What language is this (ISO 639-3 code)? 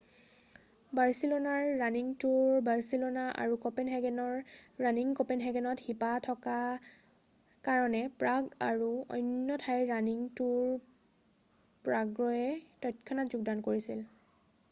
asm